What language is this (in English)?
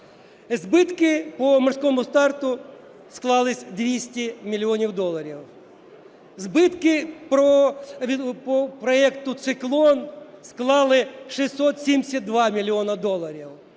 Ukrainian